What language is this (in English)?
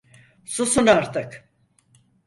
Turkish